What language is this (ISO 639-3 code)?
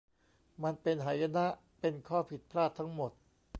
tha